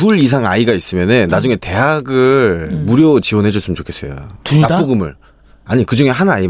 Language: Korean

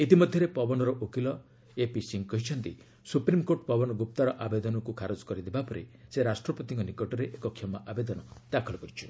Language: Odia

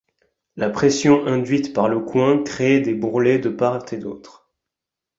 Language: French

